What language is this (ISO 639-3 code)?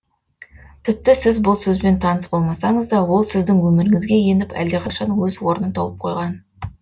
kaz